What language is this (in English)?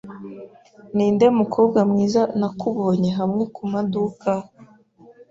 Kinyarwanda